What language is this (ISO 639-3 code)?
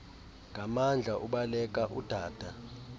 xho